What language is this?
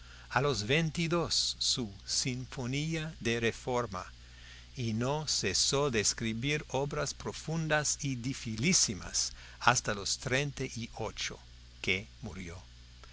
Spanish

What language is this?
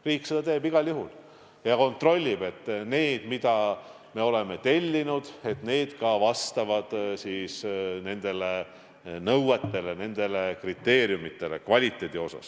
Estonian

